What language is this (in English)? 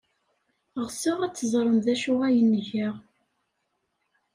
Kabyle